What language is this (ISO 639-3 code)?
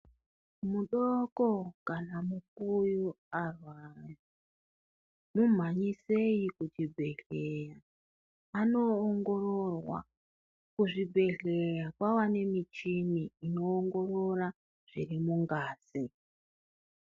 ndc